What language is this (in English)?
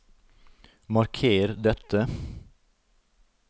Norwegian